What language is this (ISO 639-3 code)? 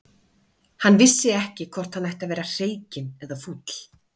isl